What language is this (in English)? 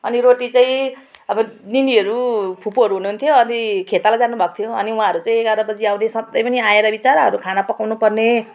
Nepali